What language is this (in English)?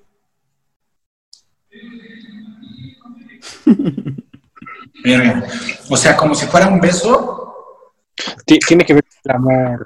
Spanish